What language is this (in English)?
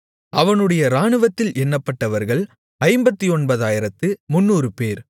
Tamil